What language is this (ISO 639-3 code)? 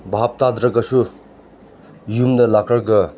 mni